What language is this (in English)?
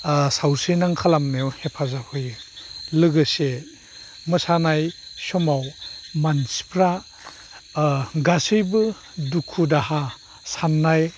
Bodo